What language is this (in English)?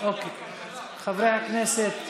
Hebrew